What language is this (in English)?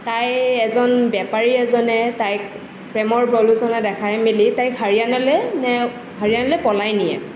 Assamese